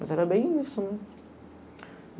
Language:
Portuguese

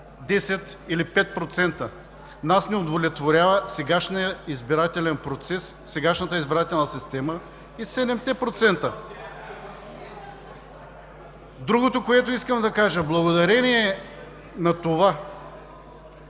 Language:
Bulgarian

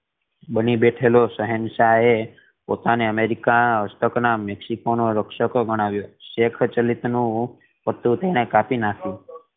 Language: Gujarati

